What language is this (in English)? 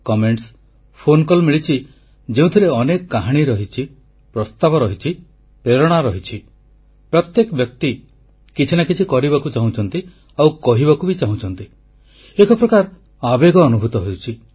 Odia